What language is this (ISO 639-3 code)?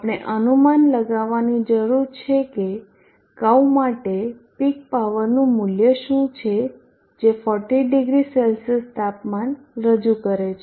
guj